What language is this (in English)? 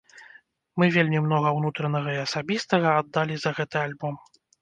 Belarusian